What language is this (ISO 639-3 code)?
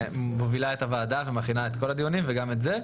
heb